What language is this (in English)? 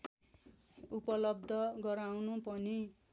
Nepali